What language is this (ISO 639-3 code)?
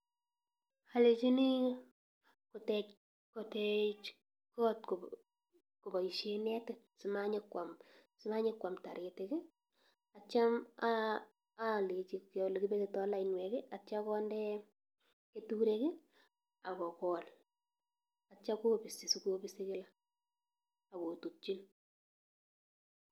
kln